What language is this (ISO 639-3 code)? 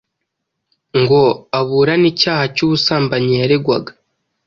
kin